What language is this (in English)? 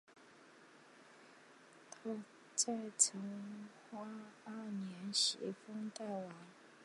Chinese